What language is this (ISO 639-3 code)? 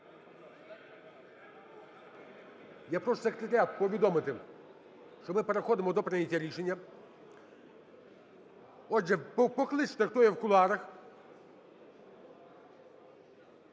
ukr